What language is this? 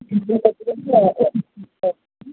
Telugu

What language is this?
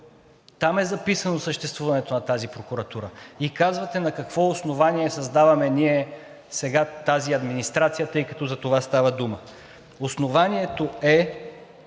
Bulgarian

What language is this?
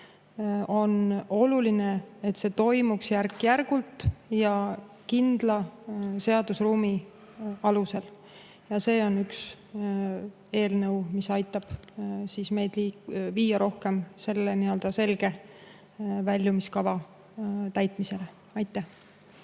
Estonian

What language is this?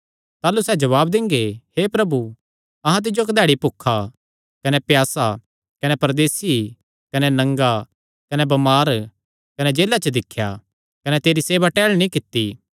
Kangri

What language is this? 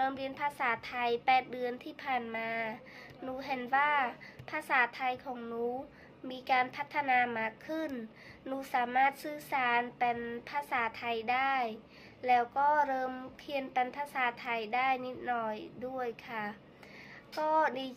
Thai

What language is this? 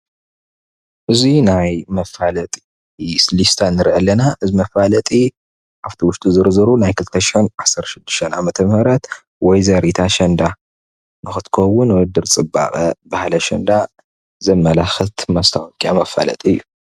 Tigrinya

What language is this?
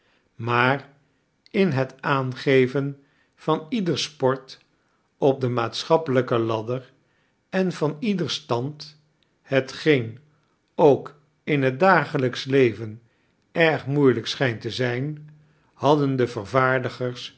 Dutch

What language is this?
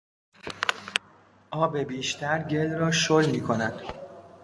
Persian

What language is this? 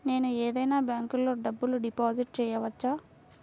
Telugu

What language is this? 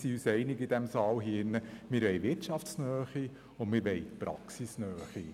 Swiss German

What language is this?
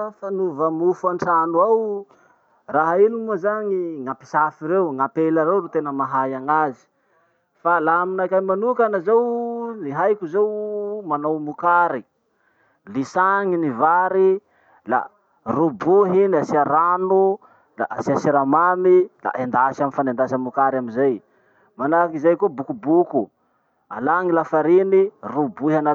Masikoro Malagasy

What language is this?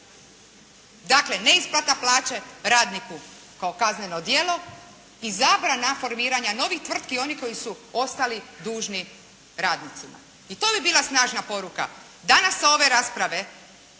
Croatian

